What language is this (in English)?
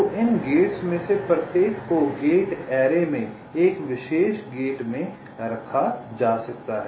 Hindi